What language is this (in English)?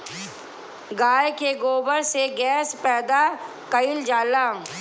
Bhojpuri